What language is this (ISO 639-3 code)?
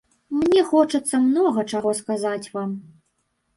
bel